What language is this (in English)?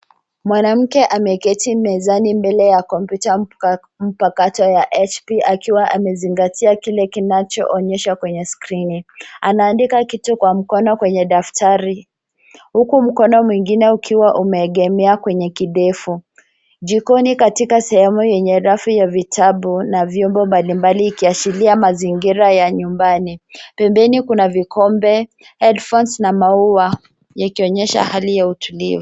Swahili